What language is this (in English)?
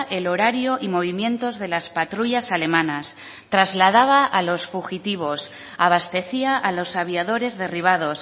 Spanish